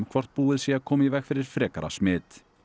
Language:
Icelandic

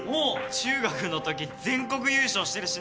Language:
Japanese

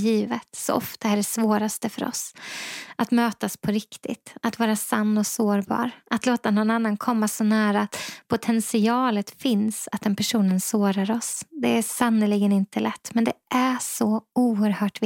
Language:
Swedish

